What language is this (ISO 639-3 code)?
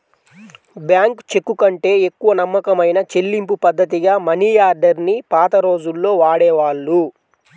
tel